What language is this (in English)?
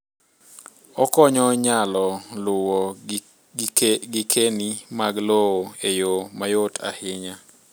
Luo (Kenya and Tanzania)